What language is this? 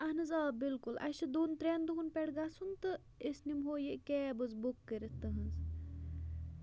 Kashmiri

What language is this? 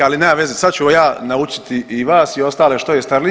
Croatian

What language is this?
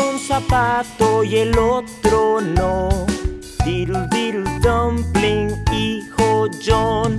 Spanish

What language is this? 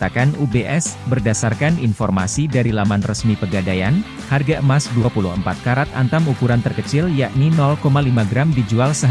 Indonesian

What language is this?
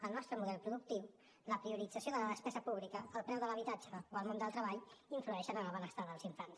Catalan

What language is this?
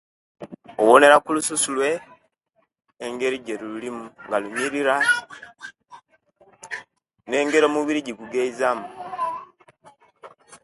Kenyi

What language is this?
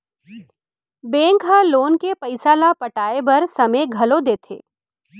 Chhattisgarhi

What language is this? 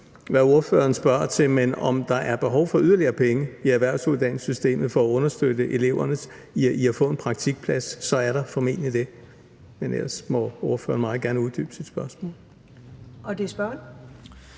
Danish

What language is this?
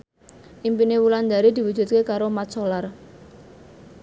Javanese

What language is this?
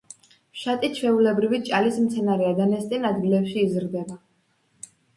Georgian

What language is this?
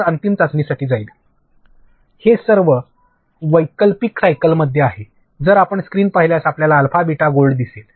Marathi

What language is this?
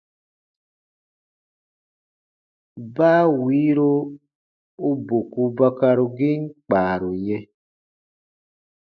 Baatonum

